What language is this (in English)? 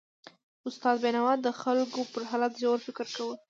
Pashto